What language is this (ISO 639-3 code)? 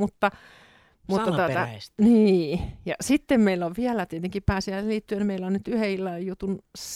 fin